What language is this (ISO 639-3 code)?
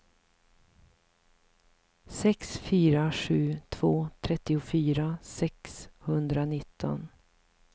swe